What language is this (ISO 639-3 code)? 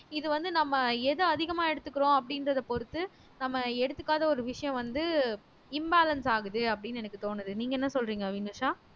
tam